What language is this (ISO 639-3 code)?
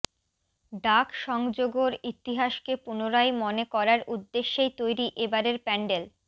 ben